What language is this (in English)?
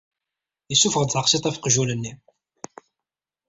Kabyle